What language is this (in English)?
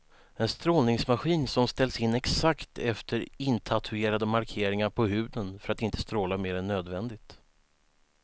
Swedish